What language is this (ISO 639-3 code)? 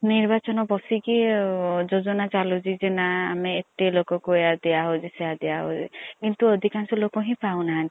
ori